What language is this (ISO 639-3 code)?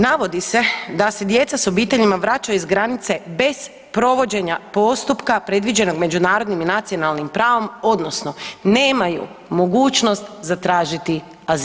hrv